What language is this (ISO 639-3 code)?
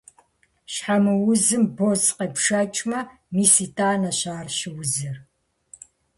kbd